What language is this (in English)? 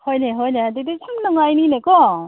Manipuri